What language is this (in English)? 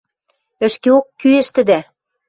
Western Mari